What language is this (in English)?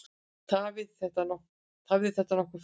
Icelandic